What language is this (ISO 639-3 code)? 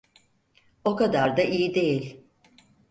tur